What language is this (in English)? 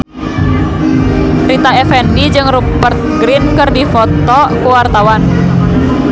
Sundanese